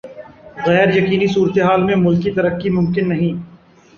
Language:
Urdu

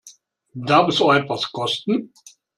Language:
German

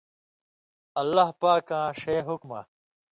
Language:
Indus Kohistani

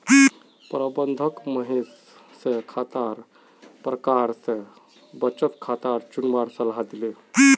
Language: Magahi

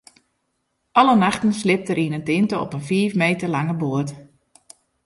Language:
Western Frisian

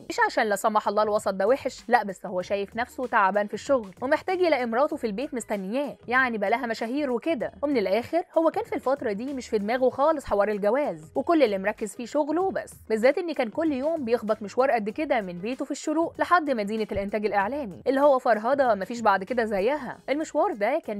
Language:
Arabic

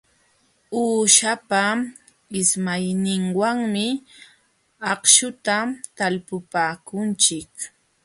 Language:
Jauja Wanca Quechua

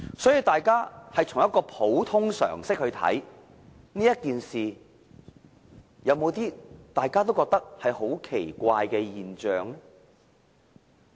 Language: Cantonese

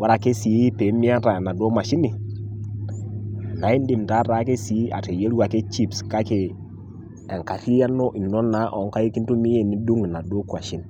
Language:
Masai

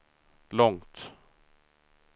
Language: Swedish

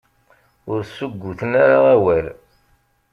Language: Kabyle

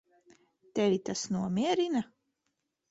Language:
Latvian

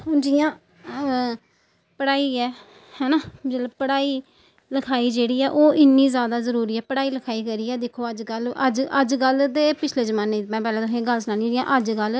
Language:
Dogri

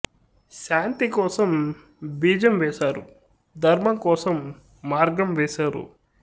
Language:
Telugu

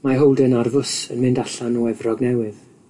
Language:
Welsh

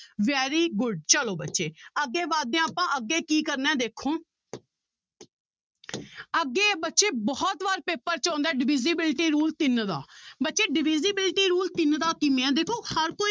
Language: Punjabi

